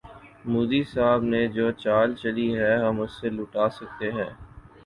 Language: Urdu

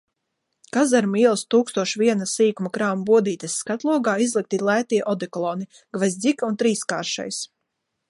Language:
Latvian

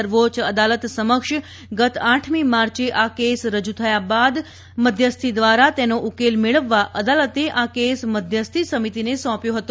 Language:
Gujarati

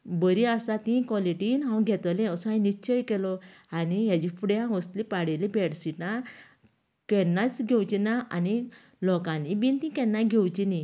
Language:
Konkani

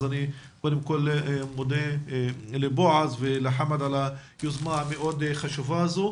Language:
Hebrew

